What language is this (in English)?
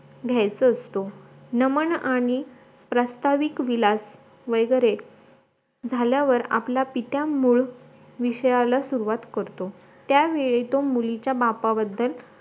Marathi